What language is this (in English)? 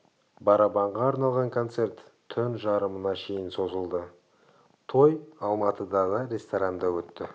Kazakh